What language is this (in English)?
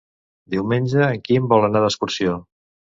Catalan